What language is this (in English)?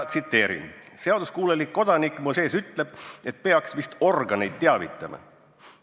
Estonian